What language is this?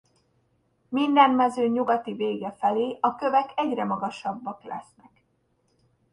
Hungarian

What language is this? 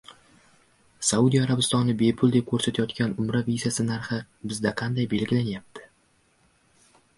Uzbek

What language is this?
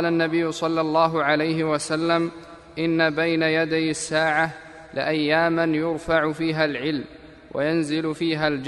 Arabic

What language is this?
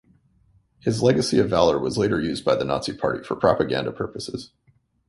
English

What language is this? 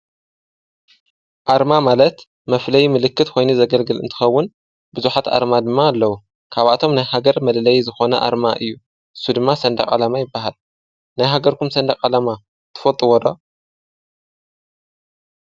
Tigrinya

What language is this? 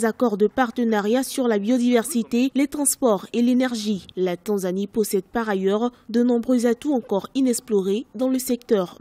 French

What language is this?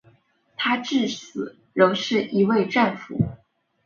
Chinese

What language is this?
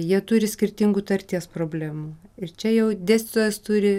Lithuanian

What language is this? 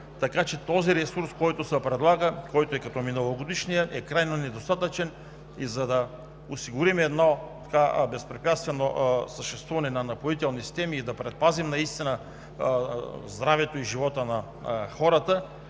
Bulgarian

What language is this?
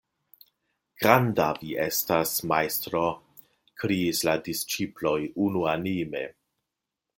Esperanto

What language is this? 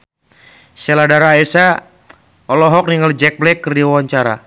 Sundanese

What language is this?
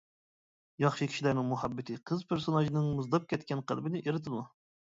Uyghur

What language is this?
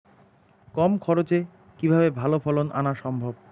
Bangla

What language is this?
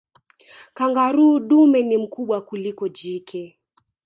Swahili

